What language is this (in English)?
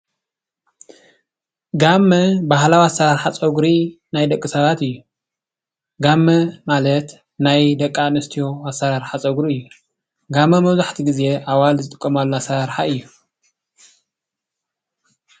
Tigrinya